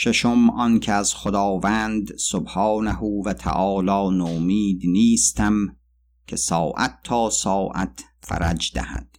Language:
Persian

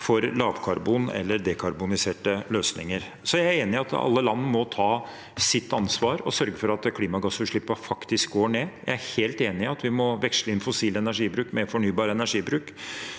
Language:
Norwegian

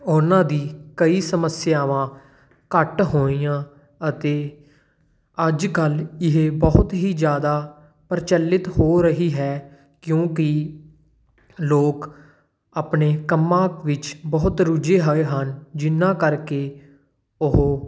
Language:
Punjabi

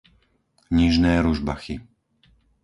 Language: Slovak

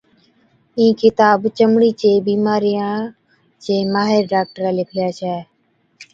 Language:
Od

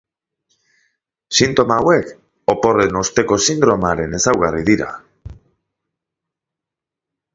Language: Basque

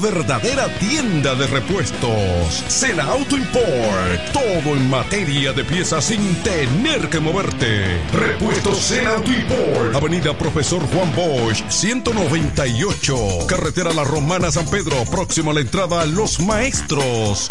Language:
Spanish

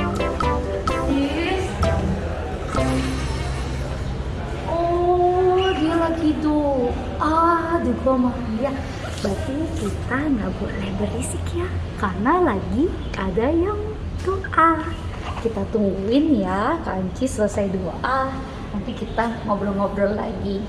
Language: Indonesian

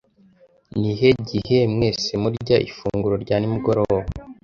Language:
Kinyarwanda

